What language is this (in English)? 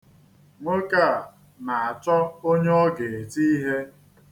Igbo